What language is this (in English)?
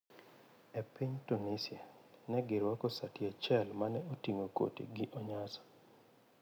Luo (Kenya and Tanzania)